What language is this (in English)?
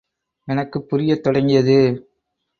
Tamil